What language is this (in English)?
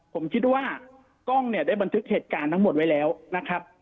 Thai